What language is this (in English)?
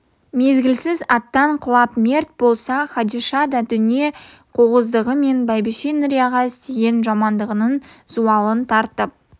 Kazakh